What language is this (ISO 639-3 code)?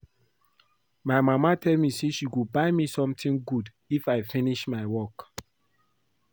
pcm